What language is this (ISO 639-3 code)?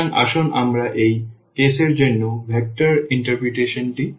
ben